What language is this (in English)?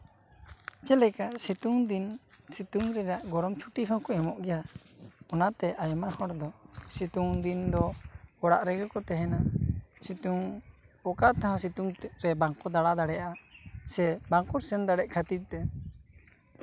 Santali